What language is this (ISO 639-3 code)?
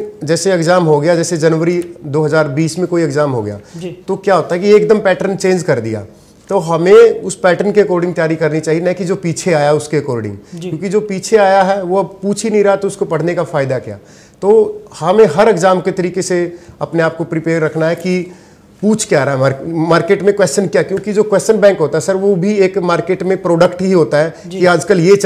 hin